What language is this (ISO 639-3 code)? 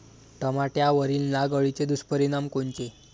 mar